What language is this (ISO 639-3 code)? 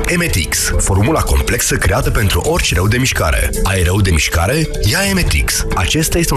ron